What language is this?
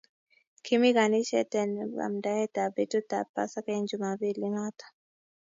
Kalenjin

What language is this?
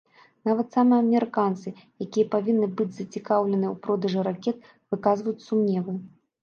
Belarusian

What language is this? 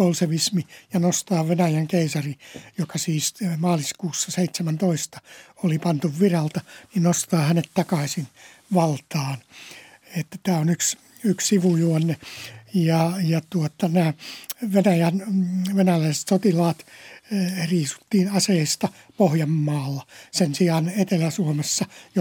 Finnish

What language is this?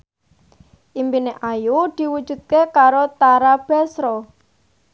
Javanese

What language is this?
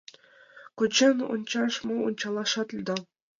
Mari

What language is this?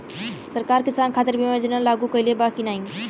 Bhojpuri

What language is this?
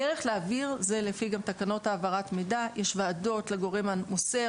Hebrew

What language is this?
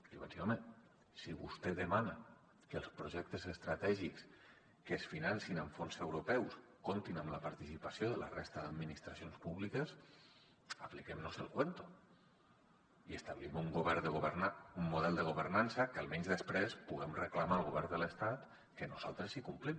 Catalan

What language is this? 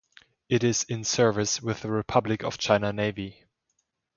English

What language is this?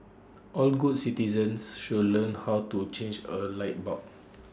English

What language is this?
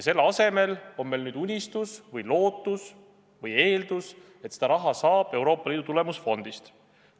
Estonian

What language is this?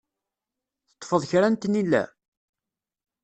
Kabyle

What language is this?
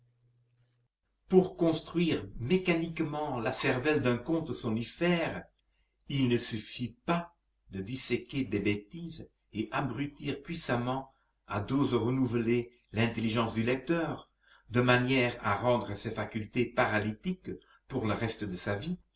French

